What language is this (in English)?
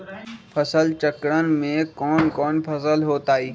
Magahi